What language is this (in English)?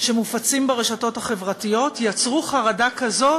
Hebrew